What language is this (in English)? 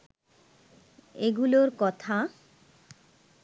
Bangla